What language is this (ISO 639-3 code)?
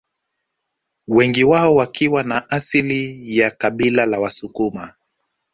swa